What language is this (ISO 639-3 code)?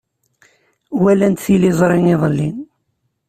kab